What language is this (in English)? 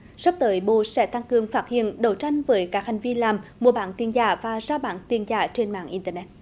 Vietnamese